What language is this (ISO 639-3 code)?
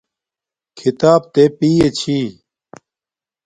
dmk